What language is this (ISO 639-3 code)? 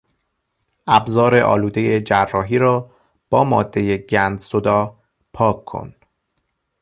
fas